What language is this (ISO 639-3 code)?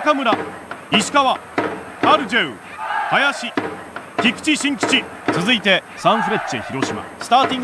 jpn